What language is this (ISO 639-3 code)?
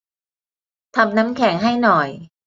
tha